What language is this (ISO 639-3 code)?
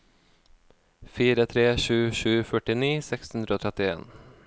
nor